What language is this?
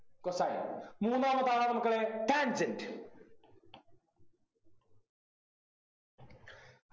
Malayalam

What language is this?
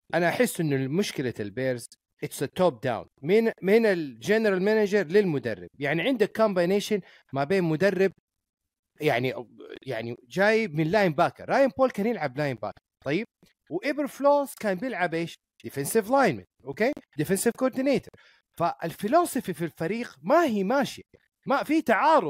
Arabic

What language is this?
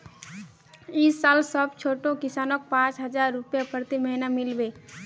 Magahi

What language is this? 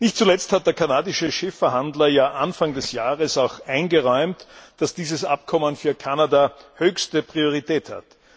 German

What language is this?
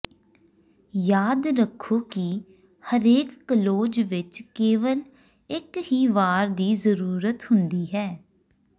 Punjabi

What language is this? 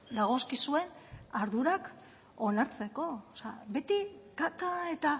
Basque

